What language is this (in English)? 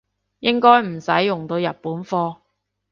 Cantonese